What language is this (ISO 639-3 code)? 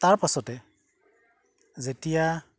asm